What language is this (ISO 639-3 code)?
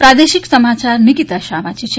guj